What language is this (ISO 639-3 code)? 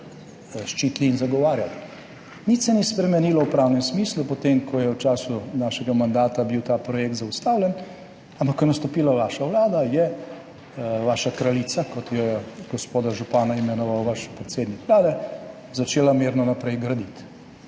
slv